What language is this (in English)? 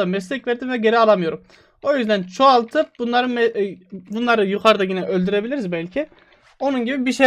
Turkish